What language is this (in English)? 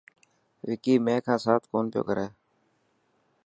Dhatki